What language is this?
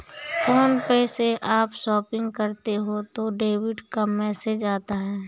Hindi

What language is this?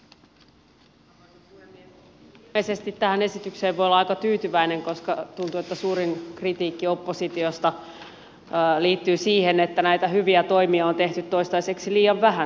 Finnish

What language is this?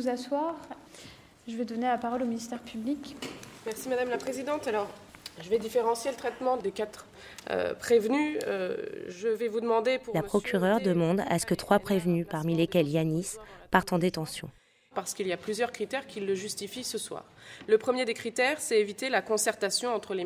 French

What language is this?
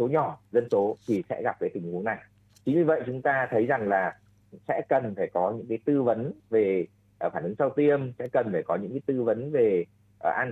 Vietnamese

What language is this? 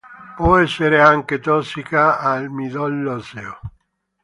Italian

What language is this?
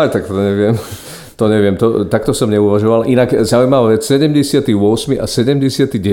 Slovak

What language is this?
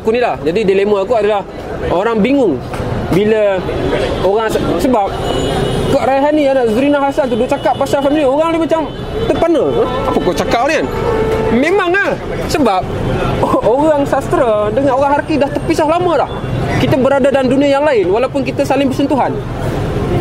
Malay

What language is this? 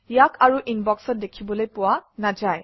Assamese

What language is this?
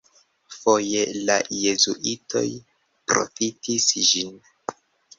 Esperanto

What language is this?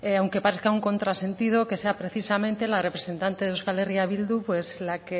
Spanish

